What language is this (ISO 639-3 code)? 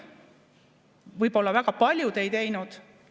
est